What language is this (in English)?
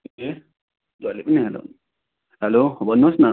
Nepali